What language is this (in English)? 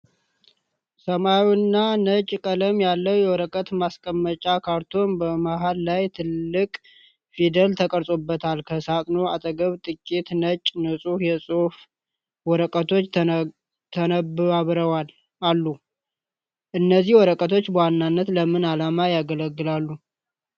Amharic